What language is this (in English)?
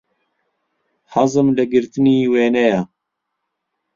Central Kurdish